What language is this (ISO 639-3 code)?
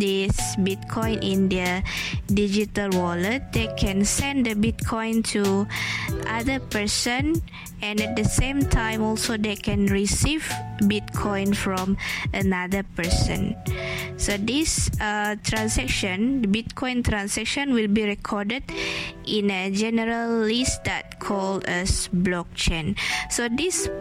msa